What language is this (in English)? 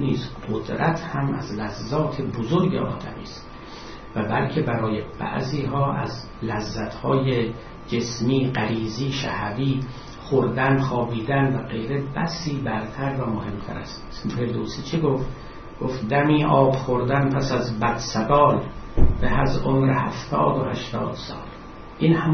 Persian